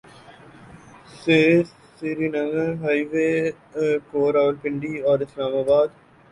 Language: Urdu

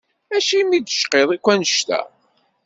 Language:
Kabyle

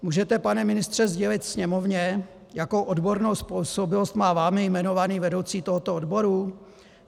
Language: Czech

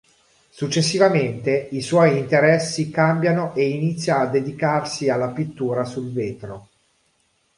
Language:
Italian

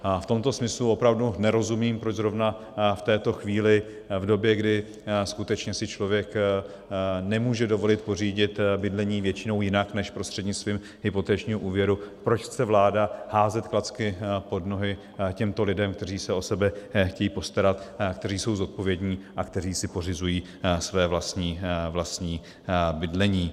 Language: Czech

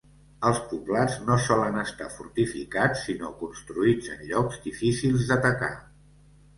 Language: Catalan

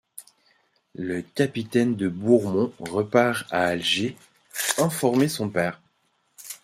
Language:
French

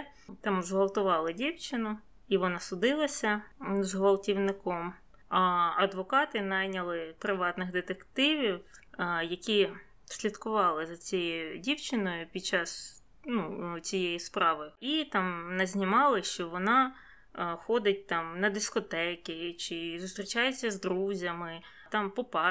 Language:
Ukrainian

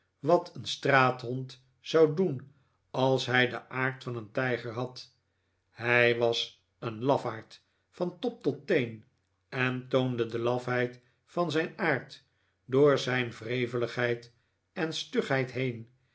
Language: Dutch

